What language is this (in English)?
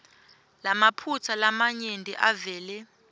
Swati